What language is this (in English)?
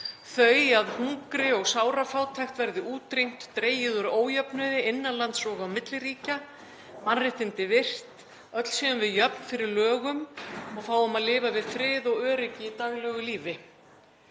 Icelandic